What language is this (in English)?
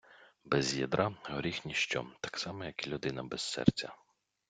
Ukrainian